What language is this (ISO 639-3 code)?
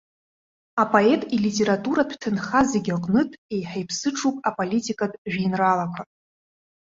abk